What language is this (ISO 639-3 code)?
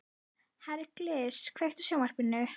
isl